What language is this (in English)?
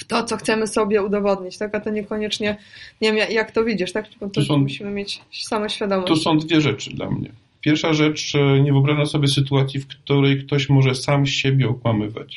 Polish